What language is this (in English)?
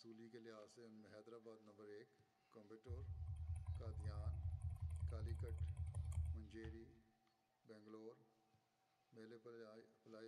Bulgarian